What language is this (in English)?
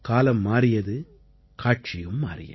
Tamil